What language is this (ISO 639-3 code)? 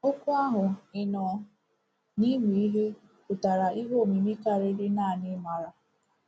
ibo